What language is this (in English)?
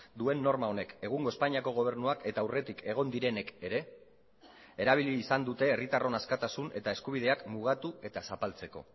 Basque